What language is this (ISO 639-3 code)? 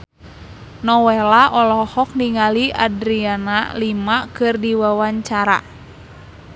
sun